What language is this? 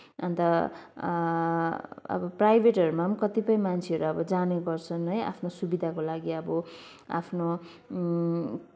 Nepali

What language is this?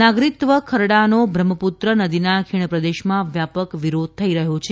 Gujarati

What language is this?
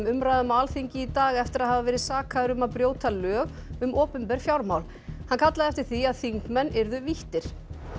Icelandic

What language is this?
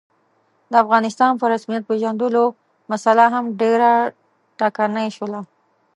Pashto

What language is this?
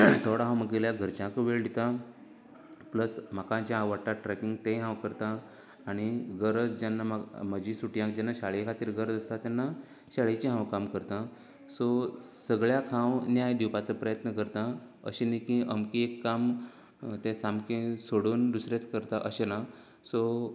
Konkani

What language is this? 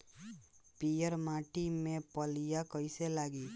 Bhojpuri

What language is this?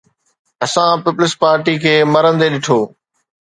Sindhi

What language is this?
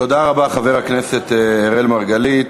Hebrew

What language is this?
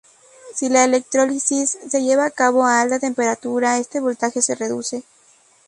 Spanish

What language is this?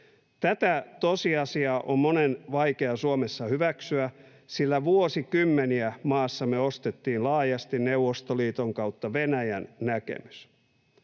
Finnish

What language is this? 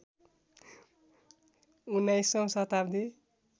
Nepali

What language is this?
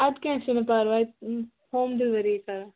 Kashmiri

